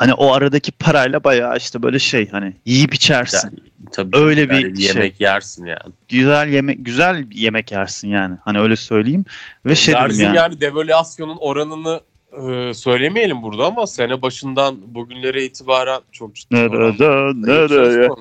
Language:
Turkish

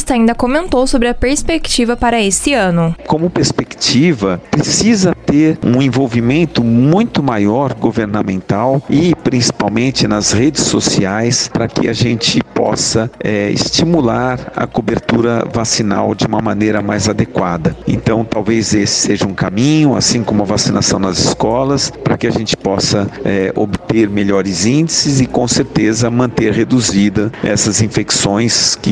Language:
Portuguese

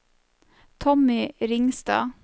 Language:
Norwegian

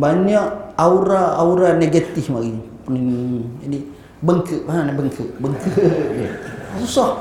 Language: Malay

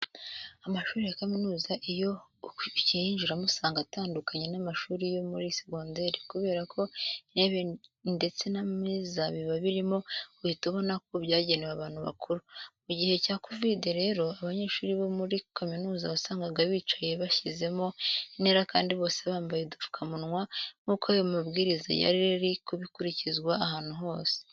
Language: Kinyarwanda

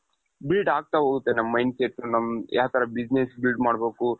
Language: Kannada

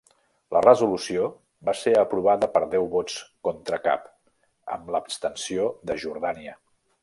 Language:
Catalan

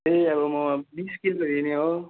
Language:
Nepali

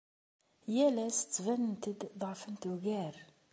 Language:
Kabyle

